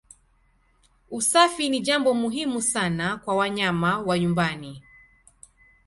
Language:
Swahili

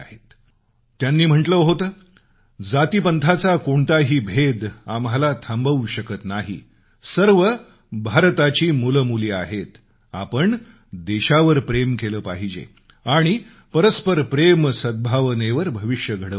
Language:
Marathi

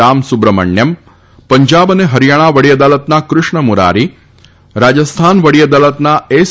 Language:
Gujarati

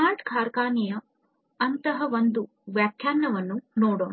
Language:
Kannada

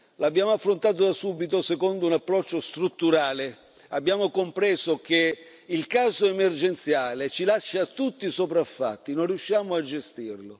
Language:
Italian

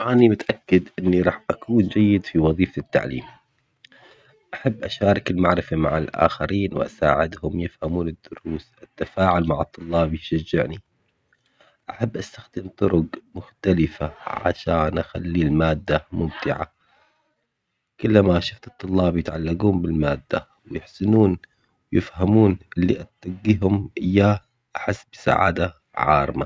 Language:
Omani Arabic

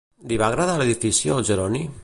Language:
Catalan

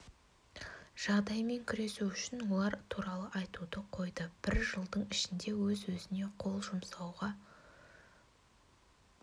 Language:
Kazakh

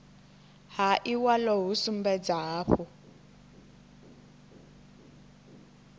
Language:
Venda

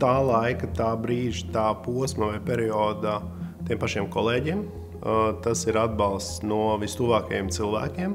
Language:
Latvian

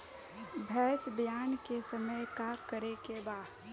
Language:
Bhojpuri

